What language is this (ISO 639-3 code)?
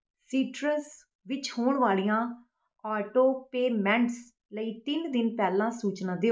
pan